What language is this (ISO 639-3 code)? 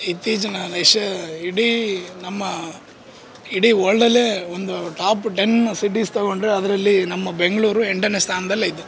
kan